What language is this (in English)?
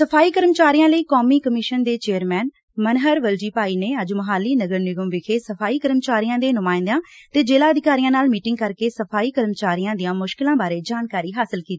Punjabi